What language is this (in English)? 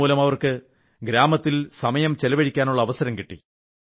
Malayalam